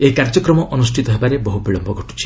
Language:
Odia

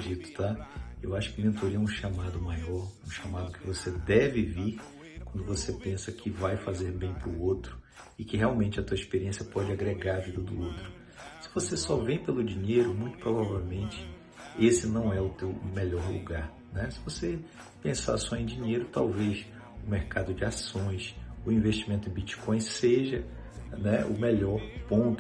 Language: Portuguese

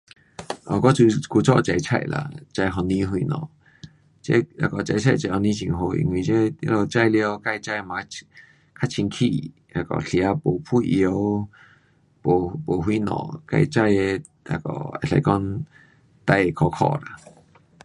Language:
Pu-Xian Chinese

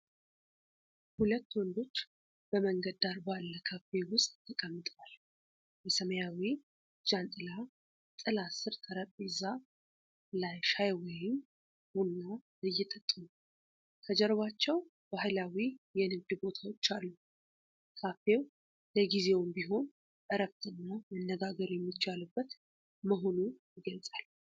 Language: Amharic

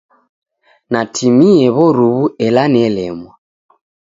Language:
Taita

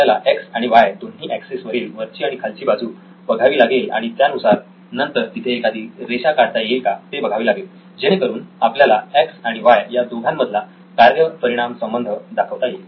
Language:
Marathi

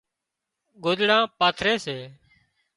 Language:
Wadiyara Koli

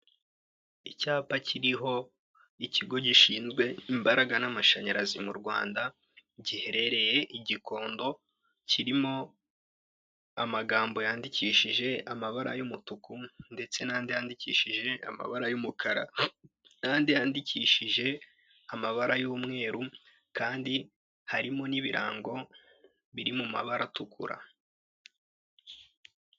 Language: Kinyarwanda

